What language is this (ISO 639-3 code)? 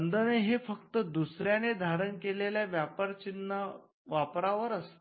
mar